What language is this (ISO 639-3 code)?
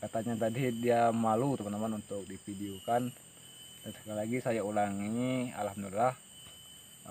ind